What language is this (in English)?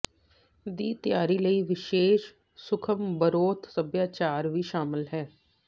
Punjabi